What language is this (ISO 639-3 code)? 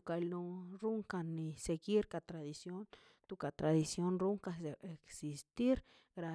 zpy